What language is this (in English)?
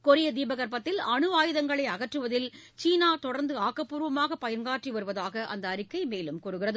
Tamil